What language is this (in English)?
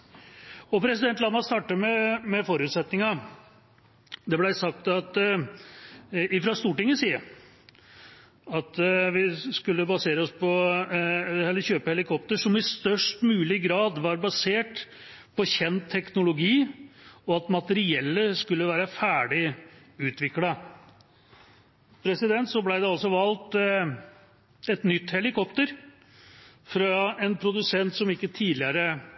Norwegian Bokmål